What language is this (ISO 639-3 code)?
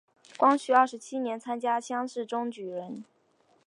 zho